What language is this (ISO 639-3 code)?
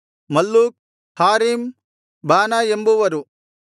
kan